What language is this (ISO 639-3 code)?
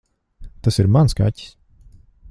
lav